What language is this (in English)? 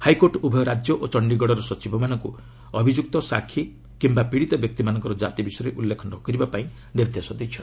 Odia